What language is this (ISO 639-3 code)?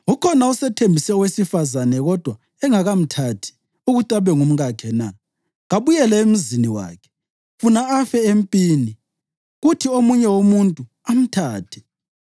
nde